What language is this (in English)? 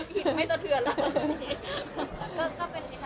Thai